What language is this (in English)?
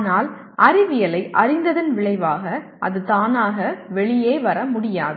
Tamil